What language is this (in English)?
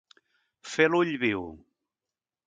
Catalan